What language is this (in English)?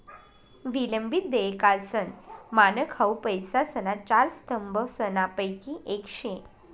Marathi